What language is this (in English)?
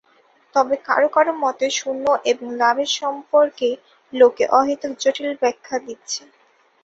Bangla